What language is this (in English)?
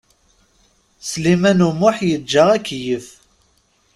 Kabyle